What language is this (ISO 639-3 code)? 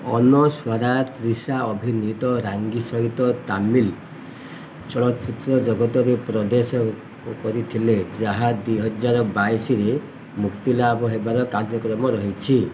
ori